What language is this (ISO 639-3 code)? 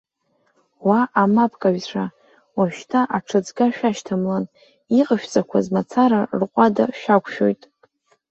abk